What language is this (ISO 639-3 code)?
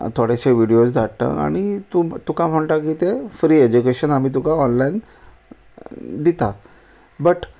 kok